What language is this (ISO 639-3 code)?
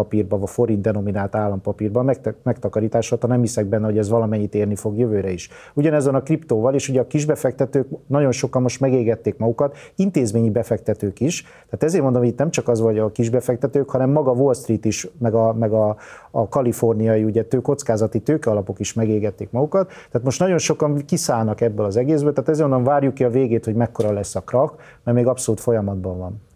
hun